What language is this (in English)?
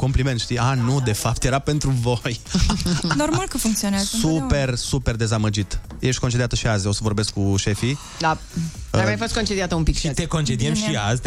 Romanian